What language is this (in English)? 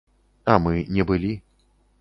Belarusian